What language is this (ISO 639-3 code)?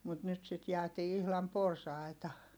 fin